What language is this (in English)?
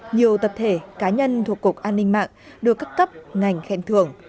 Vietnamese